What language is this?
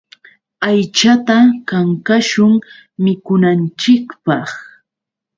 Yauyos Quechua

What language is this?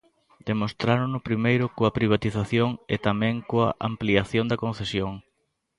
Galician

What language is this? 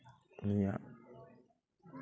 Santali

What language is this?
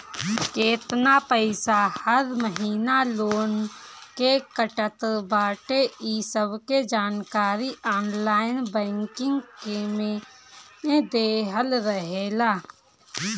Bhojpuri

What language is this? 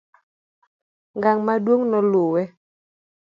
Luo (Kenya and Tanzania)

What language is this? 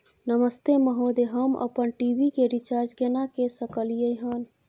Maithili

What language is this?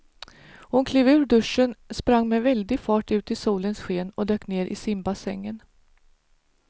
Swedish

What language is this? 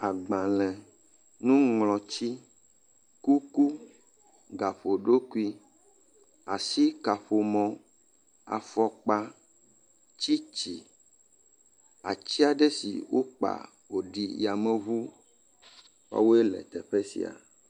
Ewe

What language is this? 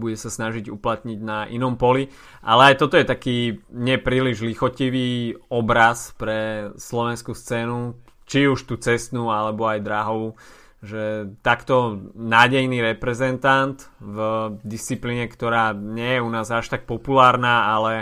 Slovak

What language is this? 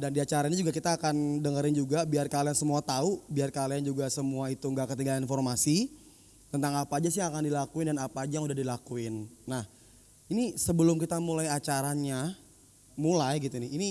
Indonesian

